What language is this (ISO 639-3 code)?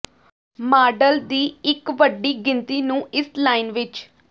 pan